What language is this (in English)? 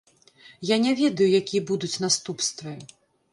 Belarusian